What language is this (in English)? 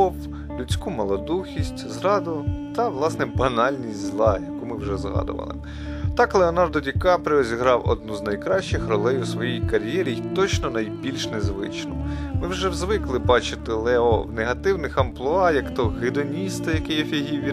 Ukrainian